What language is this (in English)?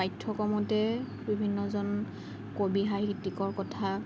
Assamese